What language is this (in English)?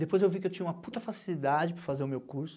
Portuguese